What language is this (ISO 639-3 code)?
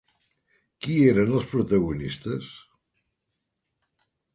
cat